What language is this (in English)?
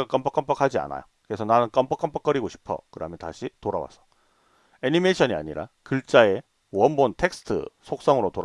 Korean